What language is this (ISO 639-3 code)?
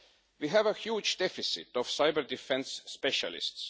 eng